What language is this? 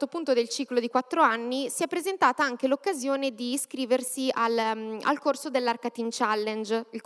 Italian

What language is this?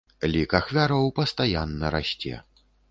Belarusian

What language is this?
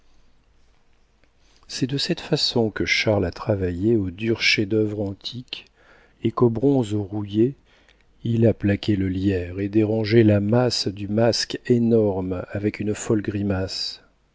French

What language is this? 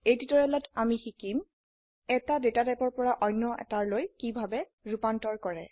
Assamese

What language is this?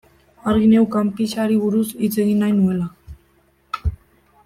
Basque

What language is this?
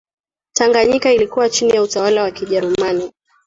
Swahili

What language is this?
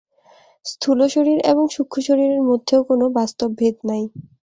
Bangla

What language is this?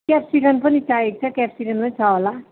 Nepali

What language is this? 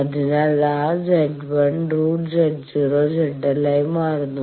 Malayalam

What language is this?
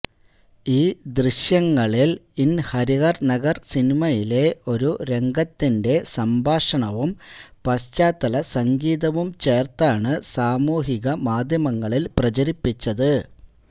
Malayalam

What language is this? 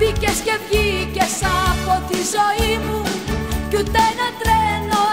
Greek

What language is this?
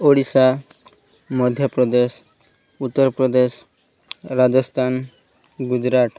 Odia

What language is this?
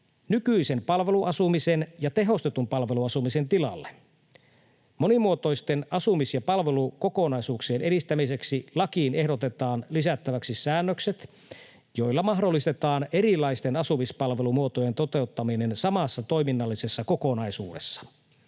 Finnish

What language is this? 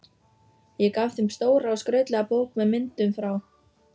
Icelandic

